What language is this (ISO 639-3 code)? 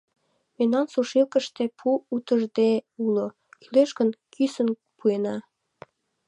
chm